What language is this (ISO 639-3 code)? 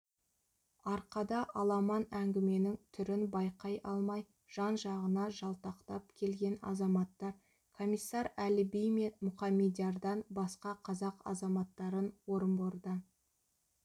kaz